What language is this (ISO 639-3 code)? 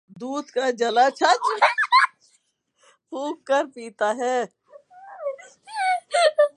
urd